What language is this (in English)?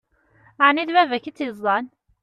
Kabyle